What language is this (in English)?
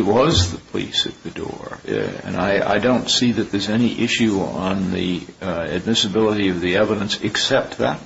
English